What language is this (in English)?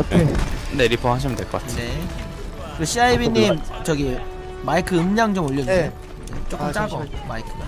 Korean